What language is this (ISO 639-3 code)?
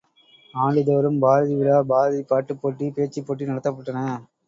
tam